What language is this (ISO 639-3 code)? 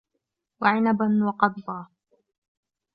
ara